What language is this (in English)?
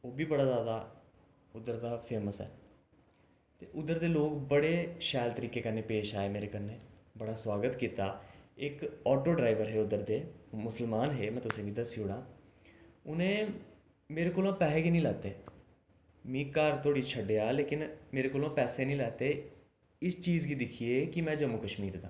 Dogri